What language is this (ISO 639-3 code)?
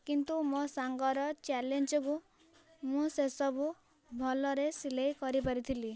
ori